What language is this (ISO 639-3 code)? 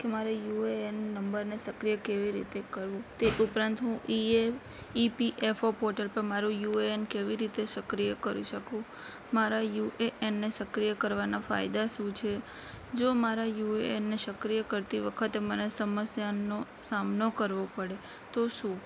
guj